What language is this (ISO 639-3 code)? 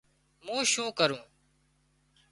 kxp